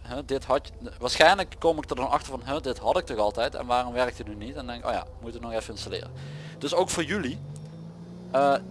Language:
Dutch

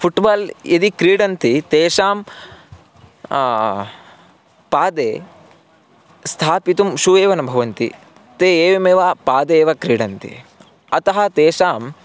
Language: Sanskrit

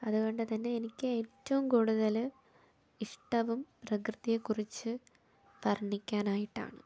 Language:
Malayalam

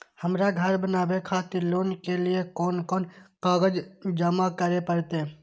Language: Maithili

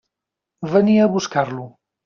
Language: Catalan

